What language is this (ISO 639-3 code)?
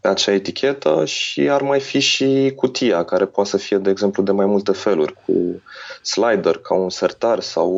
ron